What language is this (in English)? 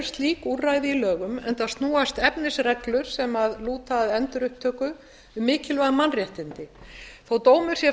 Icelandic